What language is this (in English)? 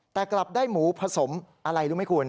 Thai